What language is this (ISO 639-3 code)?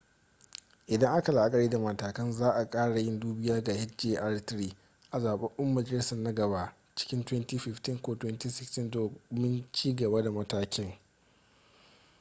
hau